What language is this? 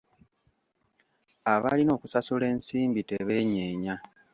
Ganda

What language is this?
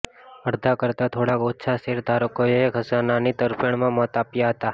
Gujarati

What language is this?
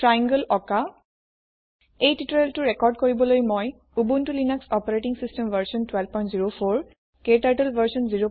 Assamese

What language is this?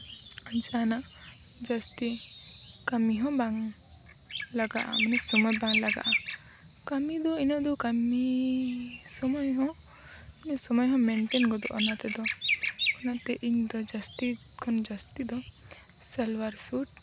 Santali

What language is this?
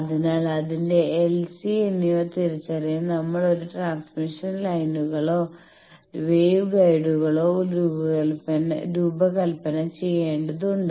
Malayalam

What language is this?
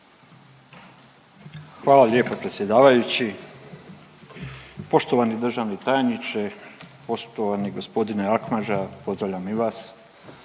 Croatian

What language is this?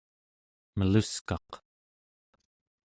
Central Yupik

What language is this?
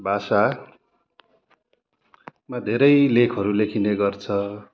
Nepali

